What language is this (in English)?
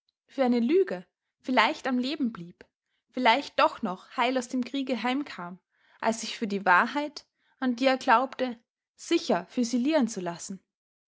German